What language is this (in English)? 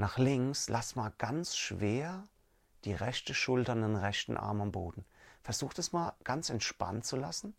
German